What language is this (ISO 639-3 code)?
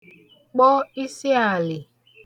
ibo